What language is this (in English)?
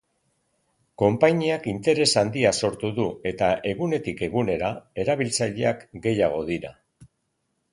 Basque